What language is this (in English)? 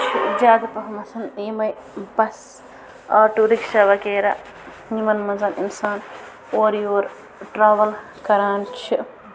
Kashmiri